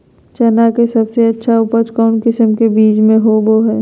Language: Magahi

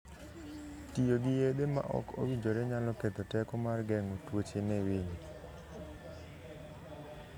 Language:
Luo (Kenya and Tanzania)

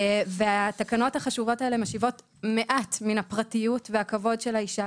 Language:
Hebrew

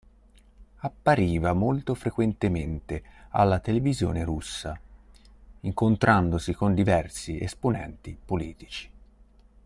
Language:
Italian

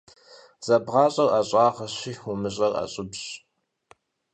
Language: Kabardian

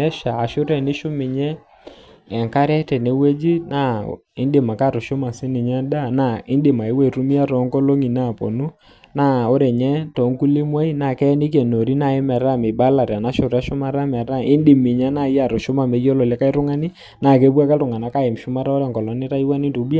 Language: Masai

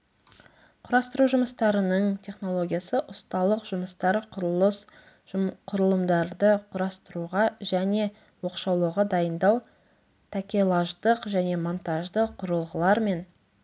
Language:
Kazakh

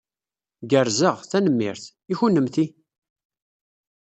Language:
Kabyle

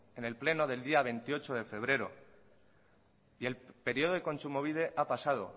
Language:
Spanish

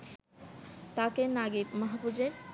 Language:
Bangla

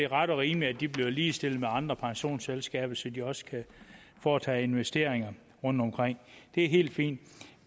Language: Danish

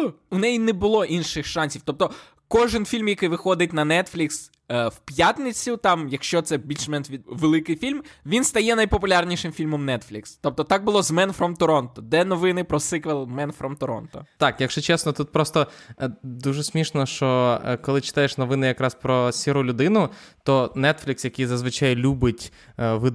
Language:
Ukrainian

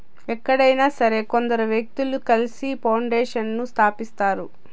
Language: Telugu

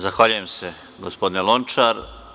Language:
Serbian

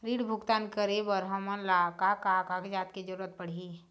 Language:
Chhattisgarhi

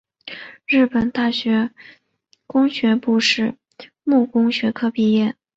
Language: Chinese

